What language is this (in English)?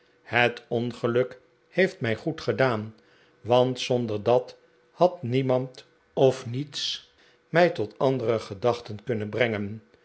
Dutch